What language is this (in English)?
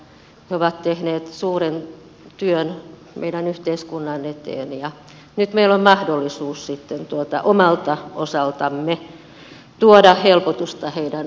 Finnish